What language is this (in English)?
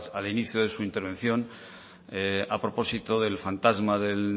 Spanish